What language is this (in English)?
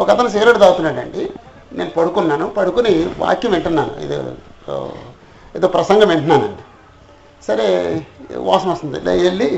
Telugu